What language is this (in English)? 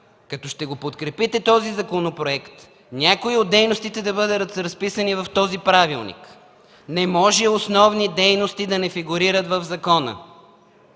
Bulgarian